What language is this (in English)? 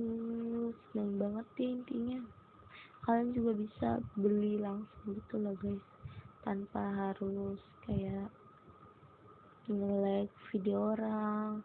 Indonesian